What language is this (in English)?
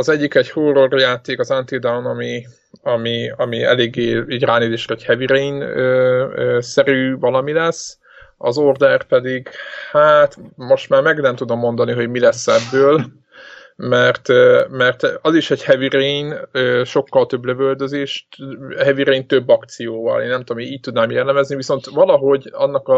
Hungarian